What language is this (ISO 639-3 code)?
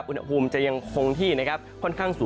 tha